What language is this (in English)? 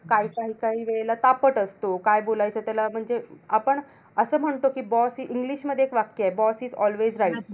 Marathi